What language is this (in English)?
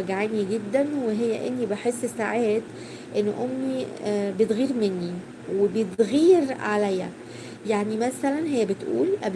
Arabic